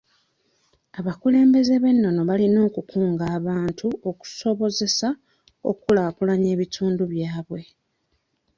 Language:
Ganda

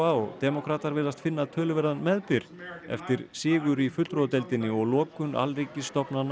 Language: Icelandic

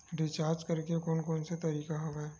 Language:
Chhattisgarhi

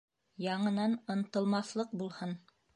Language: Bashkir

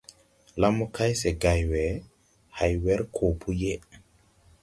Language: Tupuri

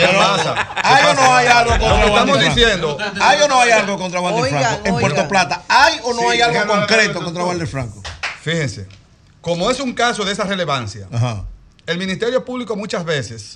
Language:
Spanish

